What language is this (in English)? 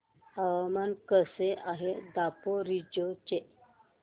Marathi